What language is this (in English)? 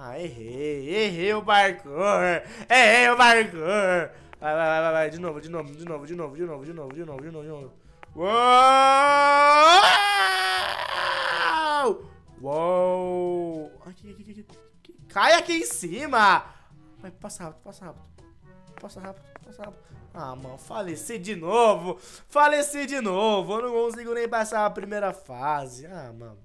Portuguese